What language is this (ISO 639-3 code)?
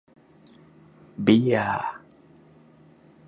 tha